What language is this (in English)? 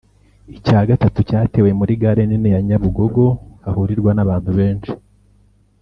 Kinyarwanda